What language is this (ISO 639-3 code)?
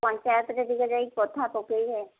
ori